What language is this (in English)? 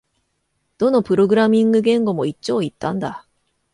Japanese